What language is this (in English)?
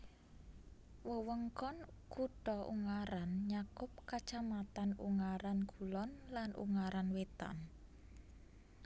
Javanese